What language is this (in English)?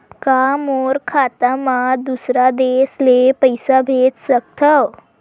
Chhattisgarhi